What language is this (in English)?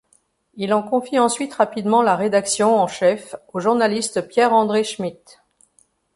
French